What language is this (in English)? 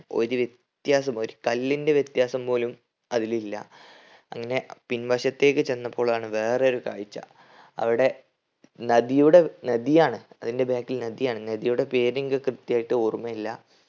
Malayalam